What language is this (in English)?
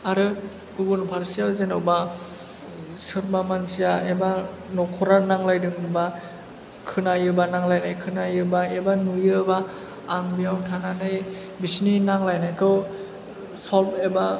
Bodo